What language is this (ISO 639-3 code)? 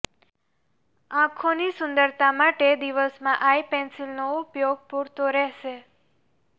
guj